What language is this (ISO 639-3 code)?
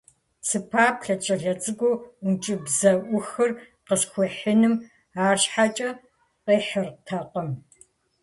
kbd